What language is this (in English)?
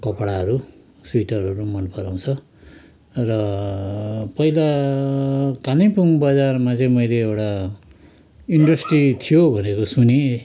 Nepali